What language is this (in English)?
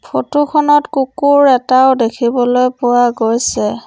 Assamese